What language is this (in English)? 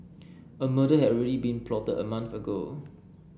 English